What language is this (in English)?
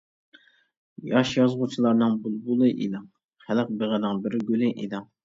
Uyghur